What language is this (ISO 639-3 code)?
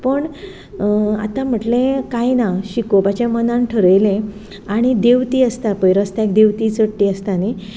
kok